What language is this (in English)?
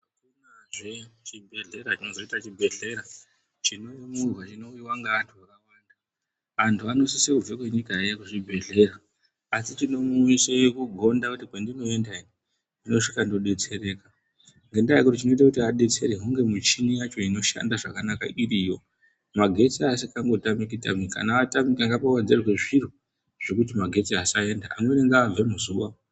Ndau